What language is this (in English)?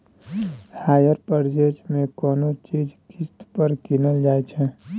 Maithili